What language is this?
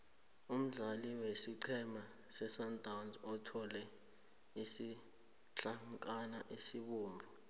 South Ndebele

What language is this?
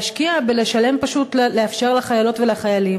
Hebrew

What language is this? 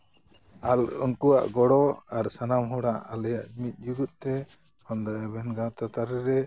Santali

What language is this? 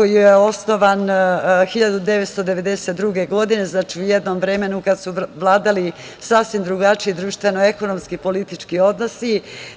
Serbian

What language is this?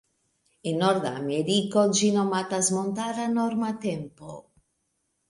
Esperanto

